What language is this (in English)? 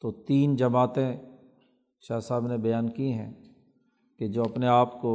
Urdu